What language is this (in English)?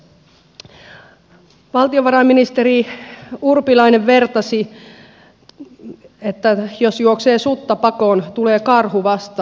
Finnish